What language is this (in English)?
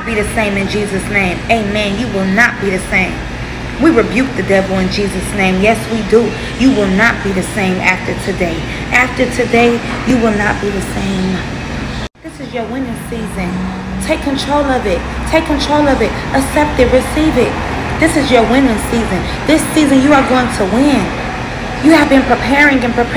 English